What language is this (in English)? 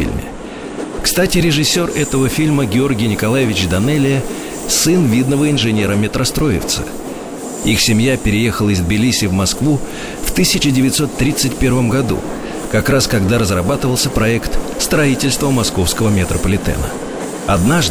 Russian